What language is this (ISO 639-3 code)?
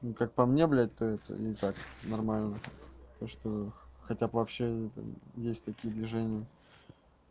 rus